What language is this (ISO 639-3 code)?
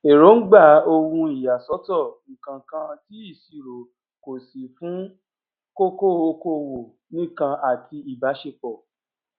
yor